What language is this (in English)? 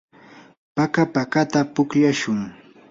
Yanahuanca Pasco Quechua